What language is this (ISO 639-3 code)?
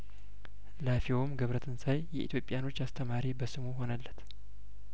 amh